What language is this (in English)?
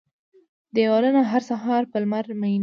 Pashto